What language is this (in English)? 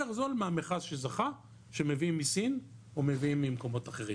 Hebrew